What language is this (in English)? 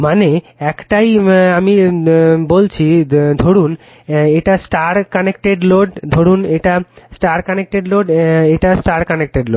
Bangla